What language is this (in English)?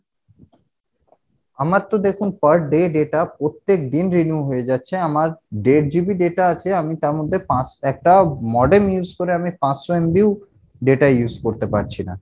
Bangla